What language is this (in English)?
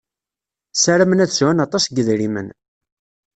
Kabyle